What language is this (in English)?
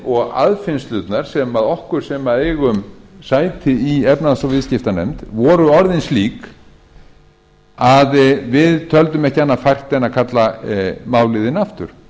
Icelandic